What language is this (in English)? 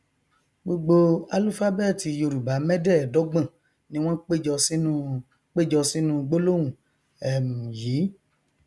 Yoruba